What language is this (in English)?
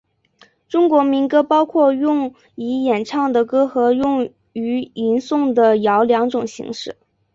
Chinese